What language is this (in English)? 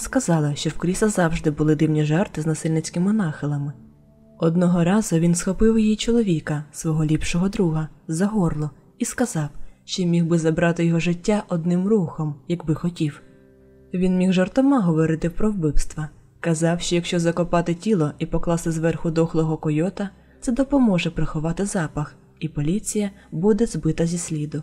Ukrainian